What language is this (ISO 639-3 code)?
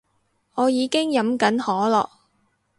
yue